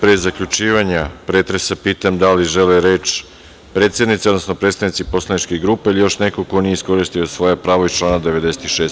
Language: Serbian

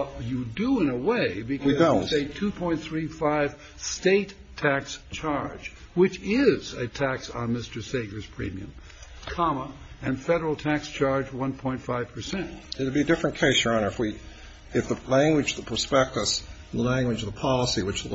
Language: English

